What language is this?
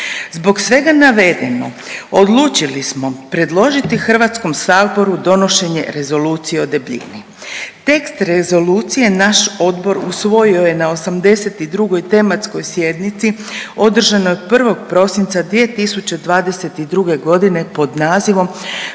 Croatian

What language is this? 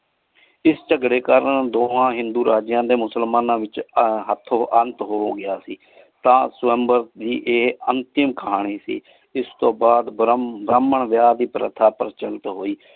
Punjabi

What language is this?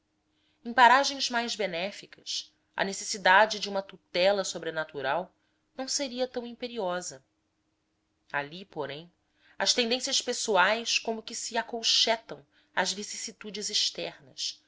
Portuguese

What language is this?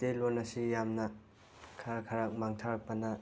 Manipuri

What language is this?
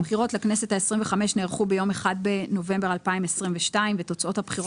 Hebrew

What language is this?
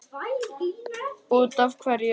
Icelandic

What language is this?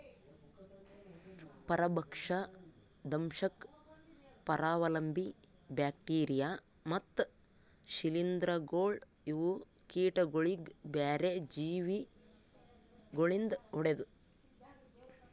Kannada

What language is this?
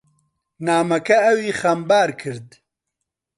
Central Kurdish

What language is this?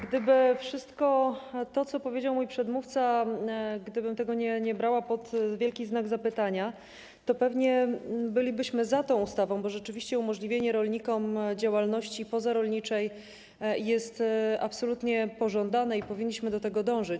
Polish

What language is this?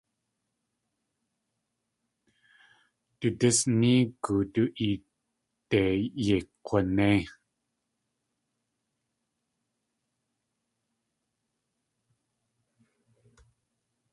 Tlingit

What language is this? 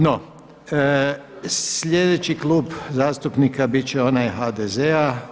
Croatian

